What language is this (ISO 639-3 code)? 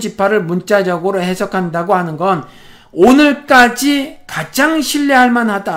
kor